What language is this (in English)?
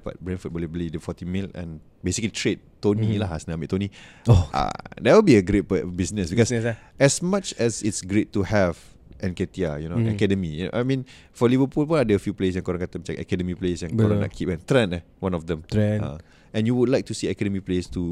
Malay